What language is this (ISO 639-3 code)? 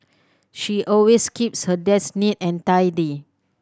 eng